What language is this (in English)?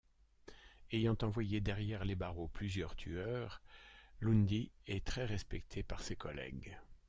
French